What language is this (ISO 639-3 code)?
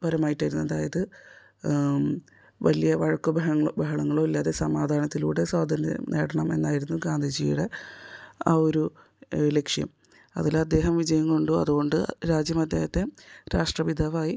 mal